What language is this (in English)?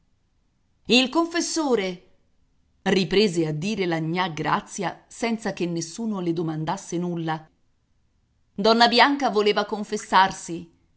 Italian